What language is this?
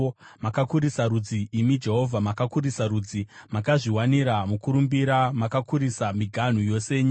Shona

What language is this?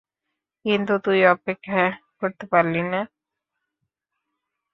Bangla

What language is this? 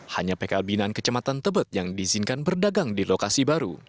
Indonesian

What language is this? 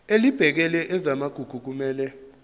Zulu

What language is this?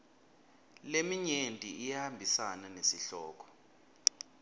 Swati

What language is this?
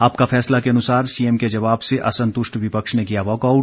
Hindi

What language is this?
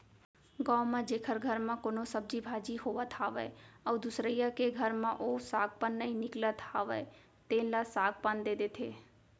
Chhattisgarhi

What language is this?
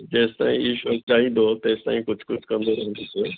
Sindhi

